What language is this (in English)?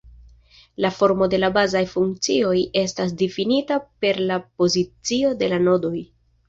Esperanto